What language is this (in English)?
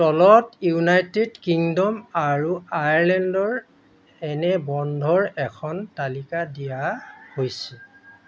Assamese